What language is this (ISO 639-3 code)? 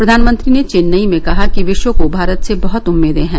hin